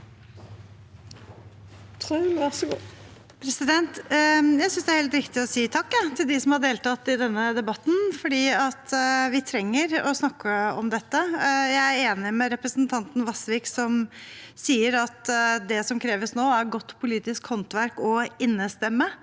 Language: Norwegian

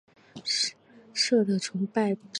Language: Chinese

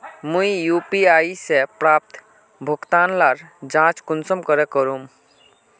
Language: Magahi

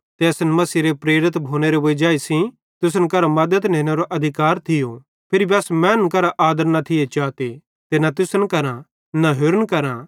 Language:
Bhadrawahi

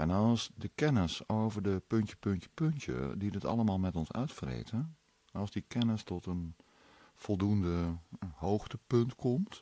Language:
Dutch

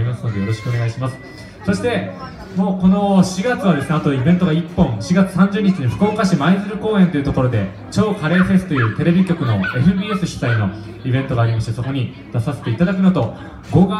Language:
Japanese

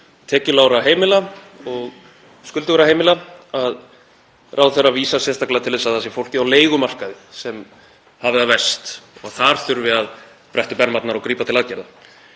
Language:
Icelandic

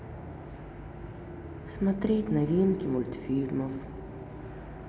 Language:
Russian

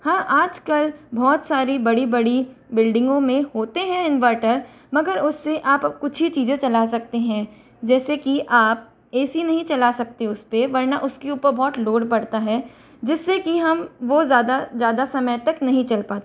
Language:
Hindi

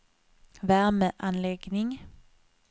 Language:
Swedish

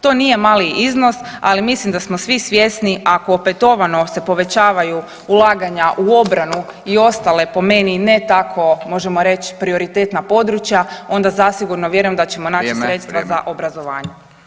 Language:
Croatian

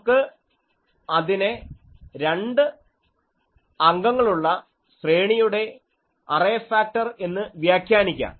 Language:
Malayalam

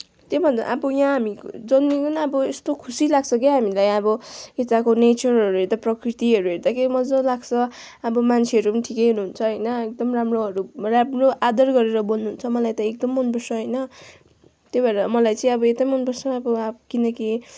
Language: Nepali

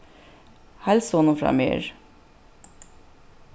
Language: Faroese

